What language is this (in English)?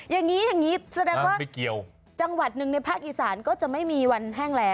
Thai